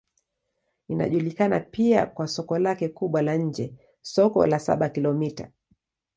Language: Swahili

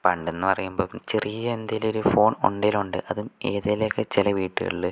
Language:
Malayalam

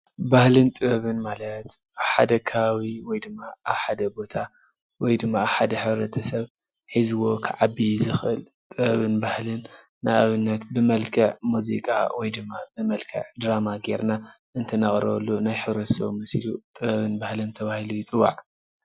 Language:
Tigrinya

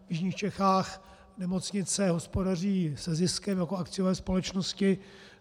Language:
Czech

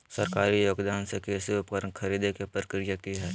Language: Magahi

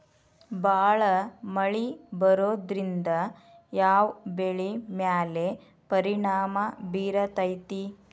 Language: Kannada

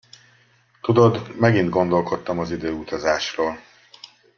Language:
Hungarian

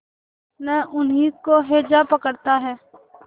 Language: Hindi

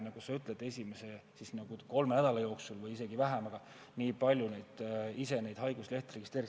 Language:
Estonian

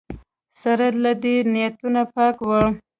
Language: Pashto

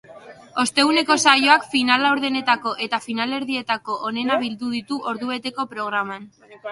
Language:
Basque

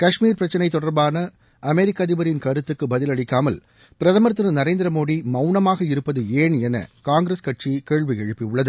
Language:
Tamil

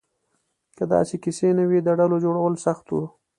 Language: Pashto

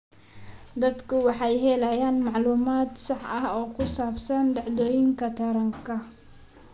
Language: Somali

